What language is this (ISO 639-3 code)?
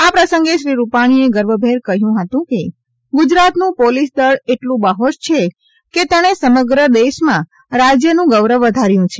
guj